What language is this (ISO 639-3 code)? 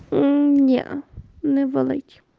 rus